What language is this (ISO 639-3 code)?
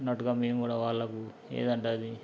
tel